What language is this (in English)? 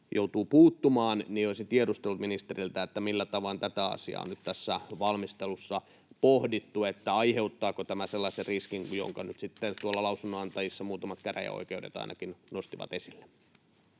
Finnish